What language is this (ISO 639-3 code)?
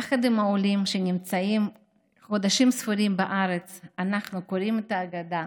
heb